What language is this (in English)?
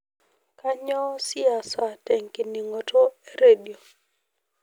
Masai